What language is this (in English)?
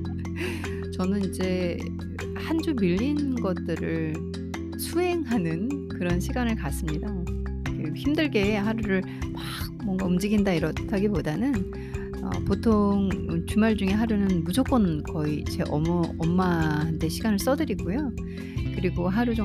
Korean